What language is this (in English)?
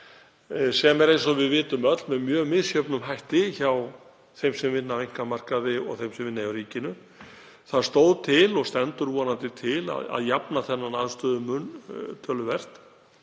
Icelandic